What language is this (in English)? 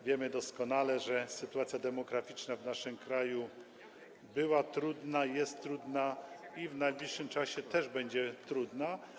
Polish